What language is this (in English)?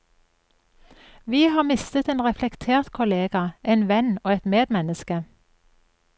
Norwegian